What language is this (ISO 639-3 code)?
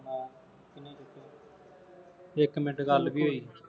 pan